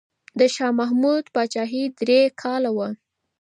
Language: Pashto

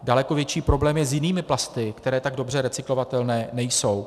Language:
Czech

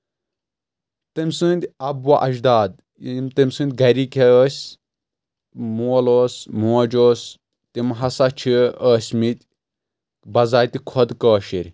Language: Kashmiri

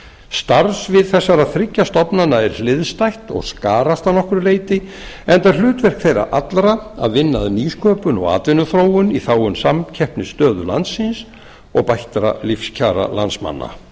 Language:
Icelandic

